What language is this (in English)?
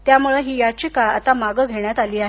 Marathi